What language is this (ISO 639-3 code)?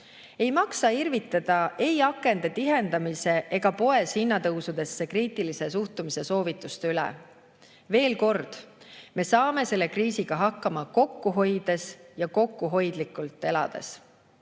est